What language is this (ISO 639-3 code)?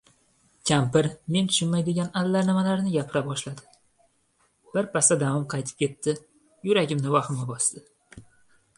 uzb